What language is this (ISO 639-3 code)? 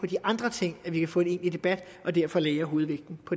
dan